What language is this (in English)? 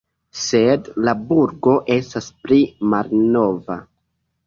Esperanto